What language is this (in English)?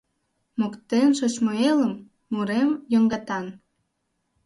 Mari